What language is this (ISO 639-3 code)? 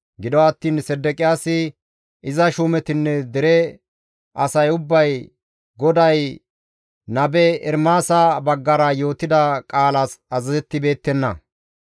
gmv